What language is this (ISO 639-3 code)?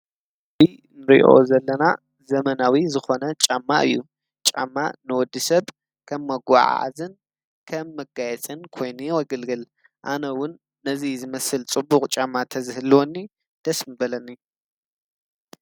tir